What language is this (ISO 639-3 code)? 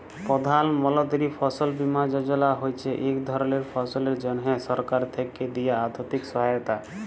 ben